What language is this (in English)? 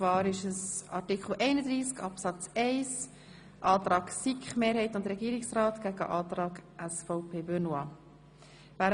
Swiss German